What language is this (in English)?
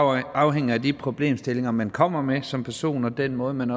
Danish